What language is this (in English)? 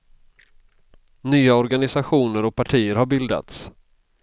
Swedish